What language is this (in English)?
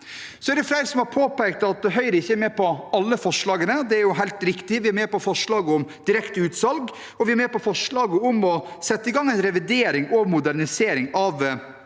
Norwegian